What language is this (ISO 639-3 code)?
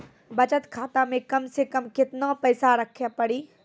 mai